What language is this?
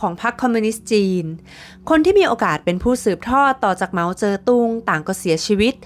Thai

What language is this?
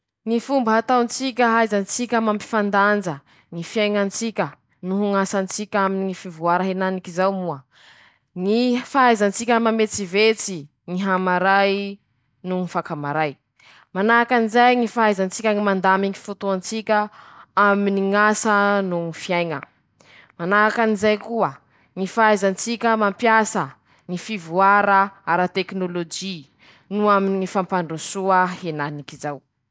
Masikoro Malagasy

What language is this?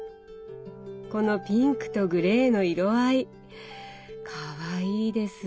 Japanese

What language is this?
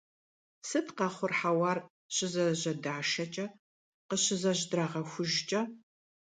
Kabardian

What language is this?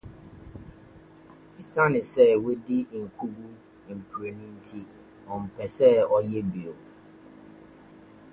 Akan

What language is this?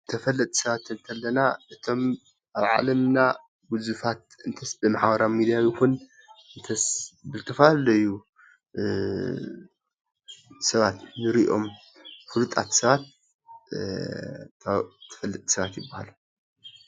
Tigrinya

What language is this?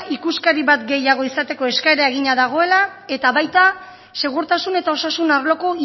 Basque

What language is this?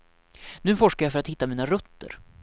Swedish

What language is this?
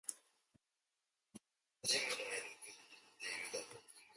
Japanese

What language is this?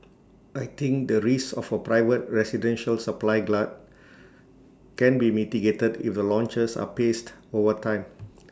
English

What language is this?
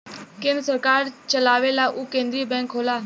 Bhojpuri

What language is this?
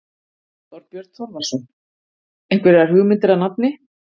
Icelandic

